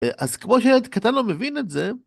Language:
Hebrew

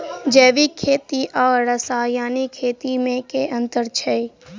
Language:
Maithili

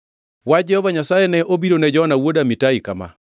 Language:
Luo (Kenya and Tanzania)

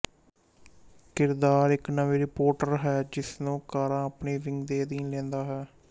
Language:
Punjabi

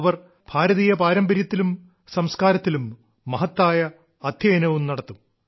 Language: Malayalam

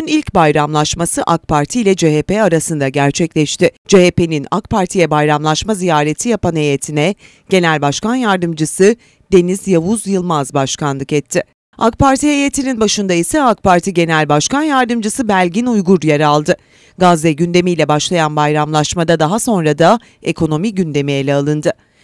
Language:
Turkish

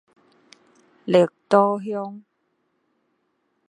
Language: Min Nan Chinese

